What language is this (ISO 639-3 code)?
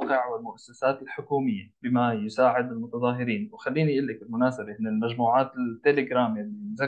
ara